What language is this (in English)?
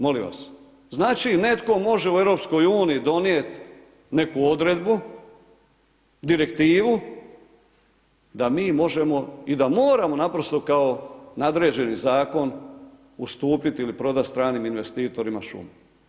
Croatian